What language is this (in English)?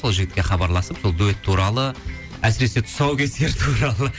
Kazakh